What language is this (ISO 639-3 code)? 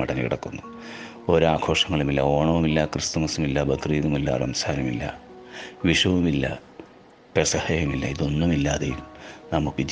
mal